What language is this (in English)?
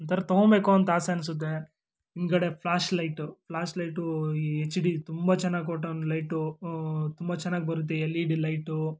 Kannada